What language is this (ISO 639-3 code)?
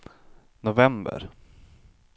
swe